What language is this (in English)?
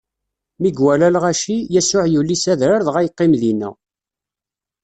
Kabyle